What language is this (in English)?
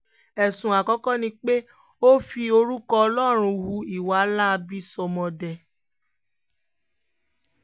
Yoruba